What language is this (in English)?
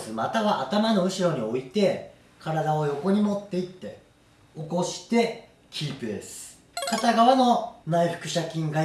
Japanese